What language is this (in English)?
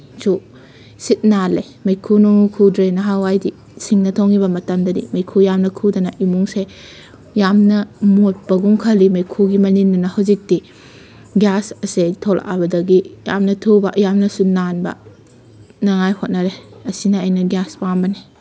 Manipuri